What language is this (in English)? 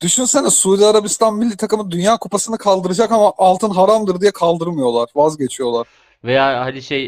Turkish